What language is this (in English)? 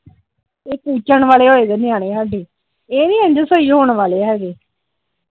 Punjabi